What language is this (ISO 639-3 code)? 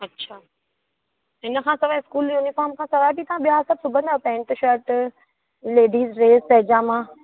snd